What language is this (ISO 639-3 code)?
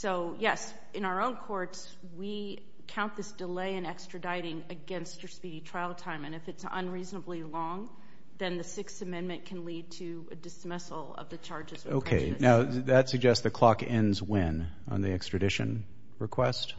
eng